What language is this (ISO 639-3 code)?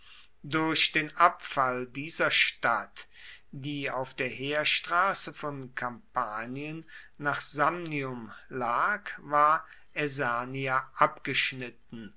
deu